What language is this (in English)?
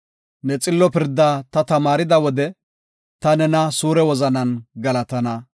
Gofa